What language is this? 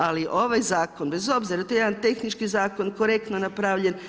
Croatian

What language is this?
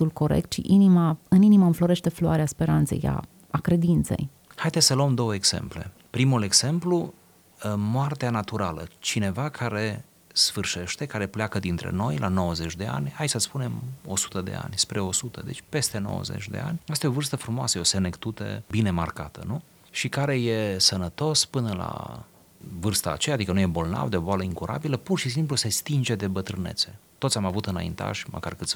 Romanian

